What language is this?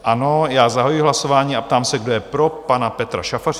Czech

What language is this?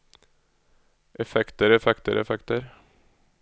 Norwegian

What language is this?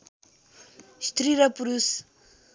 Nepali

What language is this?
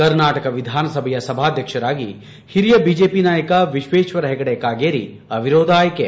Kannada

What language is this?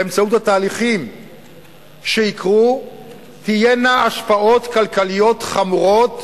Hebrew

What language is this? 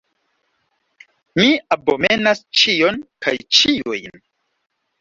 Esperanto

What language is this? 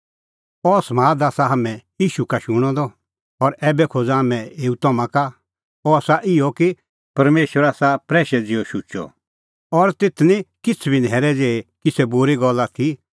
Kullu Pahari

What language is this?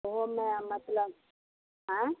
Maithili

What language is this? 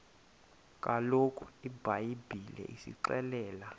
Xhosa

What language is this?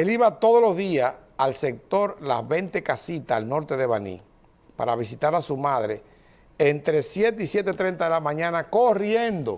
Spanish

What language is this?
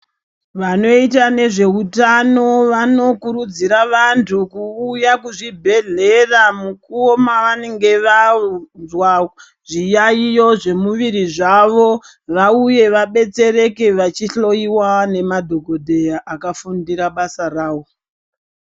Ndau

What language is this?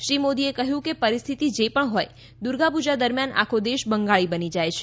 Gujarati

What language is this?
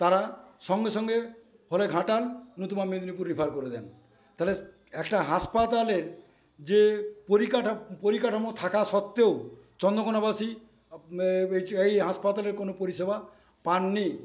Bangla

